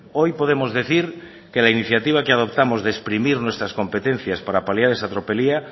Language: Spanish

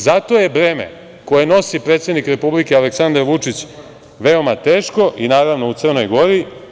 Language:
Serbian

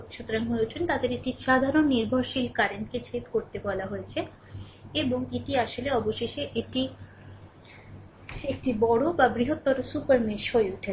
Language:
Bangla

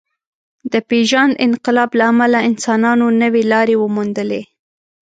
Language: Pashto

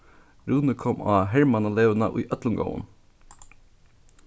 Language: Faroese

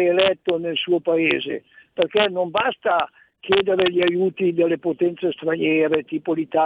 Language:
Italian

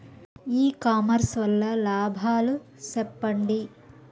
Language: Telugu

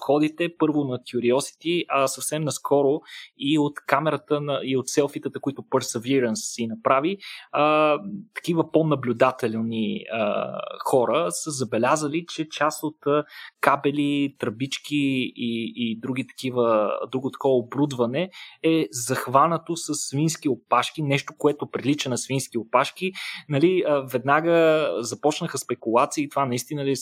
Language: Bulgarian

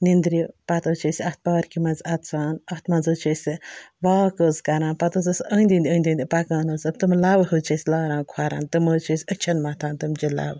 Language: Kashmiri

